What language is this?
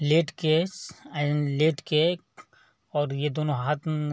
Hindi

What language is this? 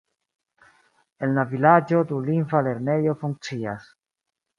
Esperanto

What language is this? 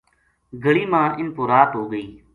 Gujari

